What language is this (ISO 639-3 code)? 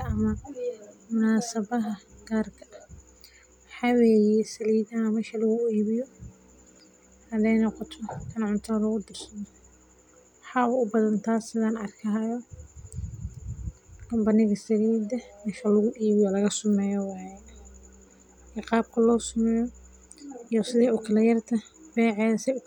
som